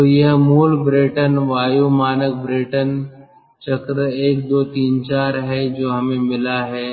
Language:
Hindi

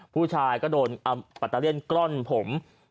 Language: Thai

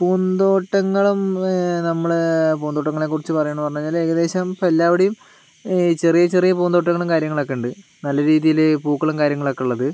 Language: Malayalam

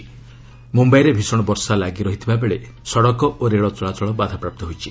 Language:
Odia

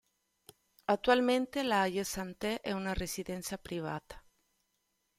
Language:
Italian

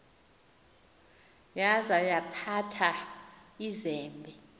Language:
Xhosa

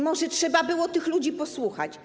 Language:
Polish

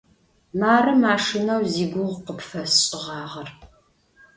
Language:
Adyghe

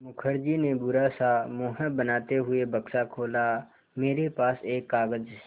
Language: Hindi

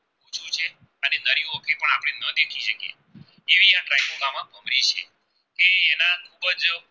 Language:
Gujarati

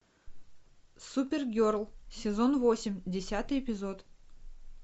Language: Russian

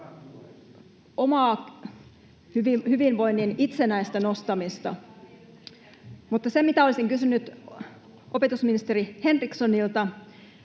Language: Finnish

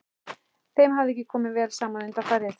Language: Icelandic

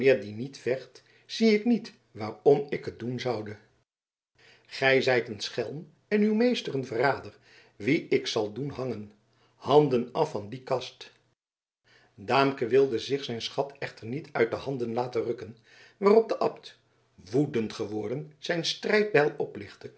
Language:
Dutch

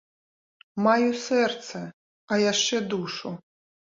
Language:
Belarusian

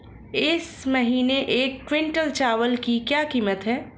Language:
Hindi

